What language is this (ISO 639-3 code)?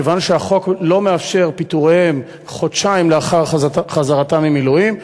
heb